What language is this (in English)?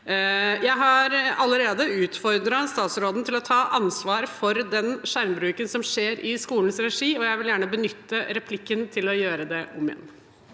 Norwegian